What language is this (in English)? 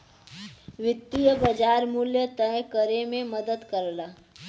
Bhojpuri